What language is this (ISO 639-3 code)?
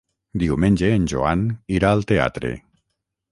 cat